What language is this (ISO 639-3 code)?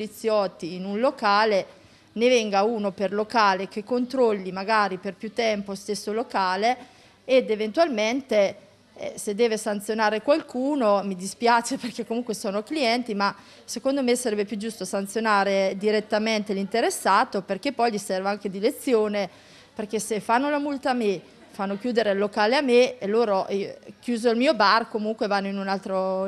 ita